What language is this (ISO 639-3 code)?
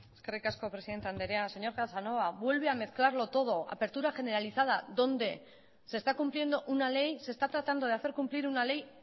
spa